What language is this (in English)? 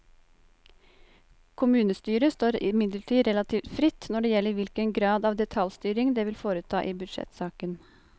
Norwegian